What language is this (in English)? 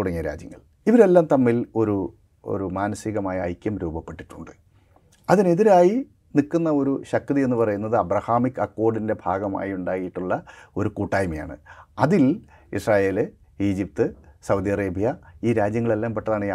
Malayalam